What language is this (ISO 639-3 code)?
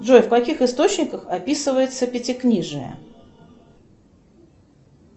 rus